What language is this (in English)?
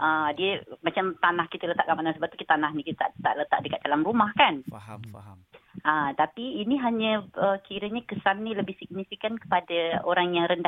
Malay